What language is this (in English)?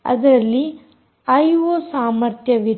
Kannada